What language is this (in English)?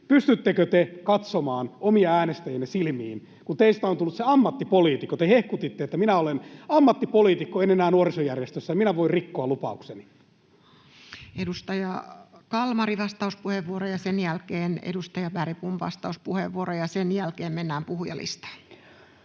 Finnish